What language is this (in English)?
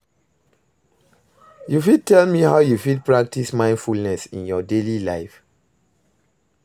Nigerian Pidgin